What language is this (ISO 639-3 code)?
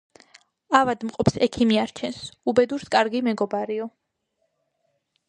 kat